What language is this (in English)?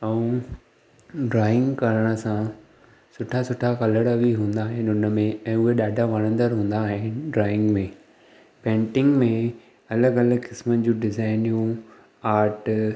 Sindhi